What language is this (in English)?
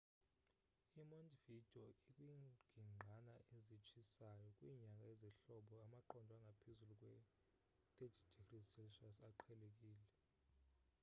Xhosa